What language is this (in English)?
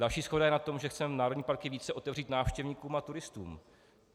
Czech